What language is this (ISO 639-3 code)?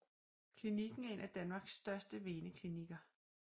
dan